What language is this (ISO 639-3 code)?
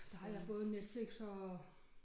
dan